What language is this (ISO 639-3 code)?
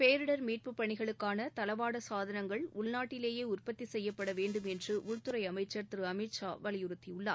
tam